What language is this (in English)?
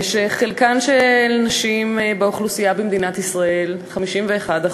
Hebrew